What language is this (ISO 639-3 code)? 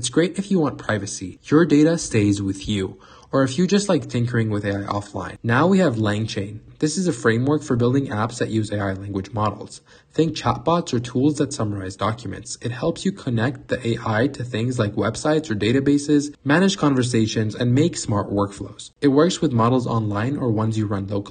eng